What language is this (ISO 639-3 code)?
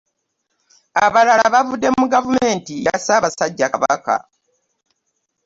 lug